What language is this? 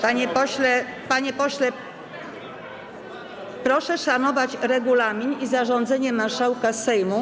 Polish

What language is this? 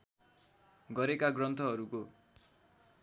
Nepali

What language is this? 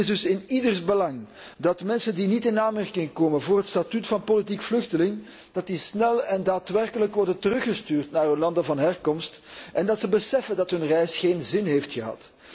Dutch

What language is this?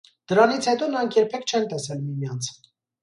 Armenian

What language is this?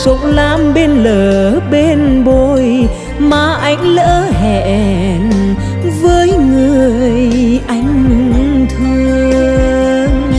Vietnamese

